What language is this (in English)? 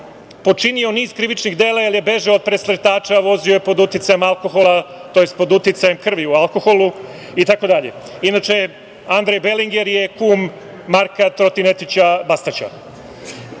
Serbian